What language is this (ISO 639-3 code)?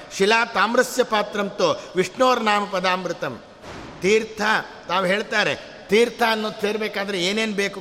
kan